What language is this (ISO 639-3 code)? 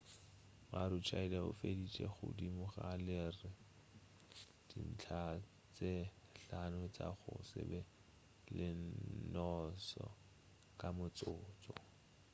nso